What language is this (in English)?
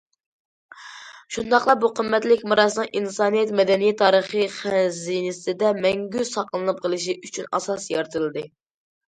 Uyghur